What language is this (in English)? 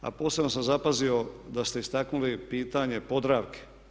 Croatian